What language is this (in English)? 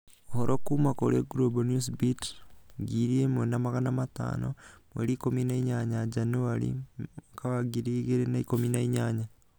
Kikuyu